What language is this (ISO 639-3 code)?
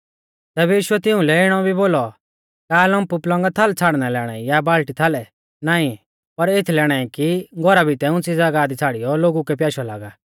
bfz